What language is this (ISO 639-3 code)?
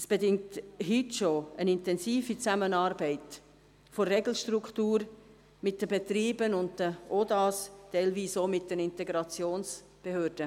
gsw